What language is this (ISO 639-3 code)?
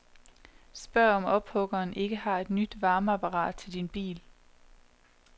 dan